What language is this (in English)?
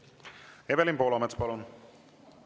Estonian